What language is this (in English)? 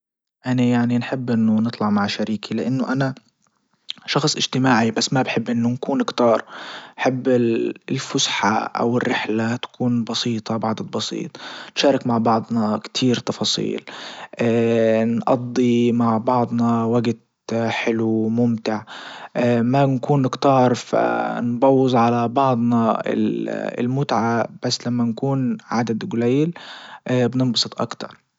Libyan Arabic